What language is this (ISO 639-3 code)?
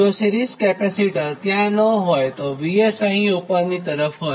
guj